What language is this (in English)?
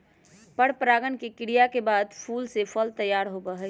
Magahi